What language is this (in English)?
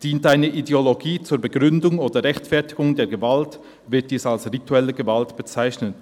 Swiss German